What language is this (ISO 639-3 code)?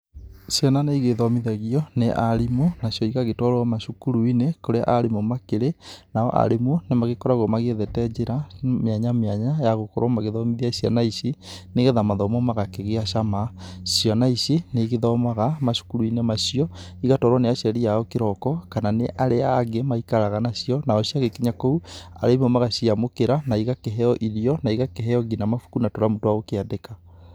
kik